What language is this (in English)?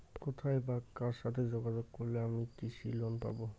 Bangla